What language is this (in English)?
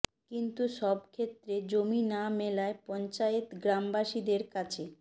Bangla